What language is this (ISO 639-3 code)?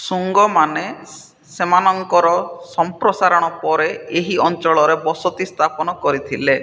ori